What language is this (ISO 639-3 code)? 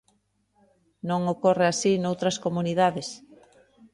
glg